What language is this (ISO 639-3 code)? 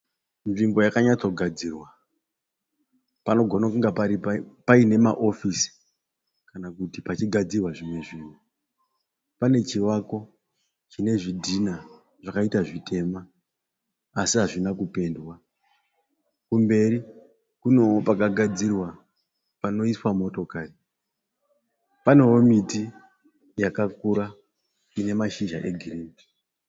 sna